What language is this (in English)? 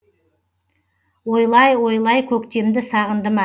Kazakh